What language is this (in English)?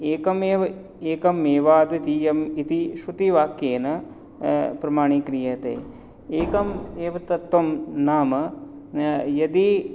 Sanskrit